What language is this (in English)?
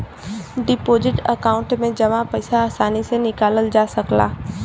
Bhojpuri